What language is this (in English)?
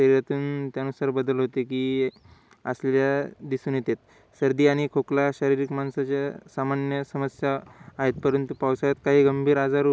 Marathi